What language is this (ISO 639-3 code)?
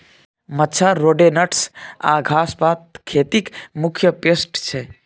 mai